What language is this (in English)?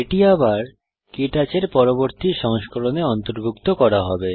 Bangla